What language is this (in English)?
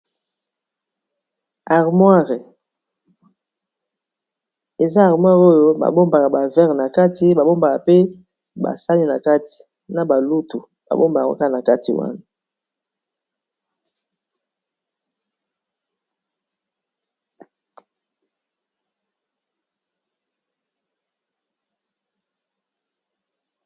Lingala